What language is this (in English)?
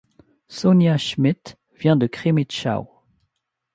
French